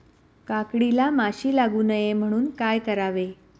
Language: Marathi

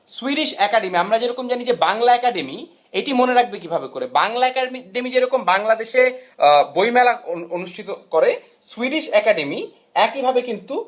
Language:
Bangla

